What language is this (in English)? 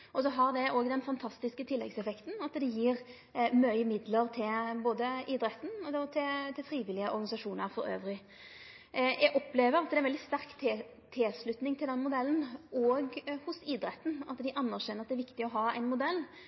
Norwegian Nynorsk